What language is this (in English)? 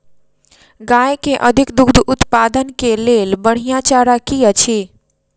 Maithili